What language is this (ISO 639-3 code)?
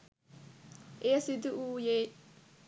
sin